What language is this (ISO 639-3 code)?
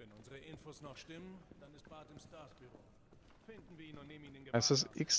deu